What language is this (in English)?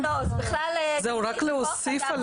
Hebrew